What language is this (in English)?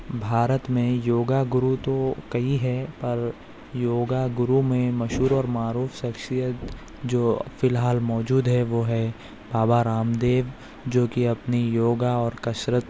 Urdu